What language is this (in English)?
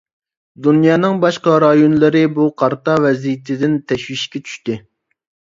Uyghur